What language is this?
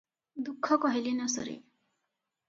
Odia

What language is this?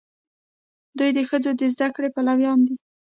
Pashto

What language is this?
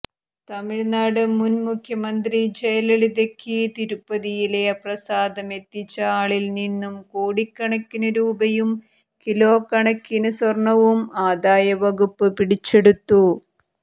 Malayalam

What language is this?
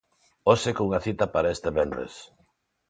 Galician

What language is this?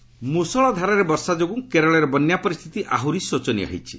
Odia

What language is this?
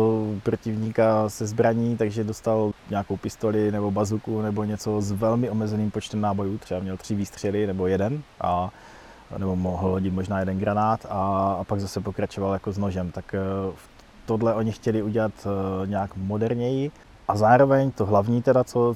Czech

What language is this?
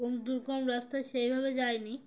Bangla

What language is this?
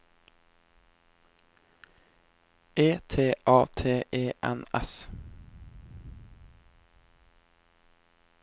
Norwegian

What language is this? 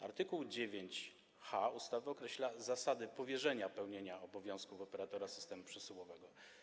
Polish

